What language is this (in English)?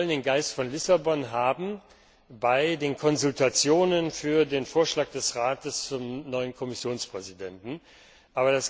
German